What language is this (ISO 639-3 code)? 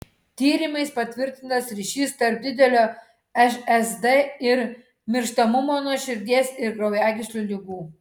lit